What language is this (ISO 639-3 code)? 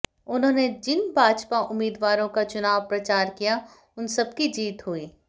hin